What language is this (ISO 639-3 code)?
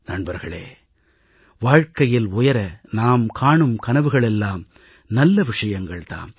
tam